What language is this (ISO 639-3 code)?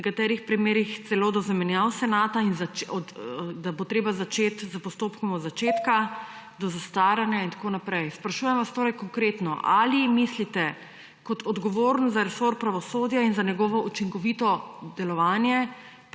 slv